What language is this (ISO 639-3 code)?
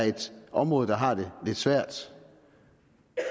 dan